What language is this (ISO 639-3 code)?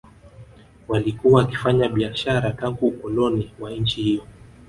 swa